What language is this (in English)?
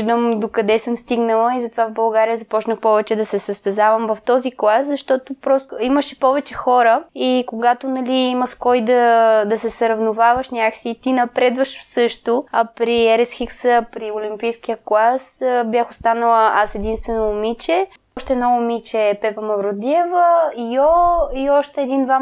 Bulgarian